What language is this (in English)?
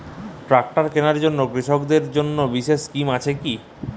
Bangla